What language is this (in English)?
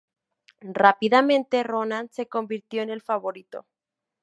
Spanish